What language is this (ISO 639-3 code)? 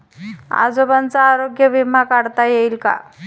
mar